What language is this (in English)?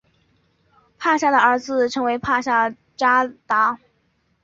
Chinese